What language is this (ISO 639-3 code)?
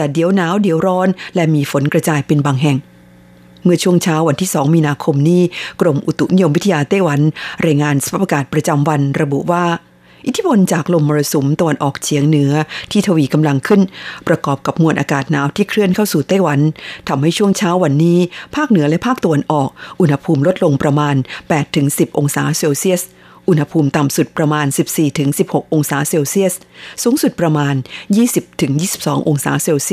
tha